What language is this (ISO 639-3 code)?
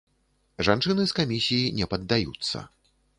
bel